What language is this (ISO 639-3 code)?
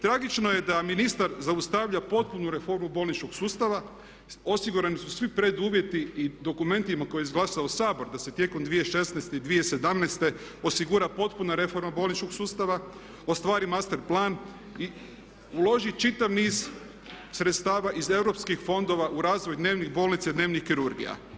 hrv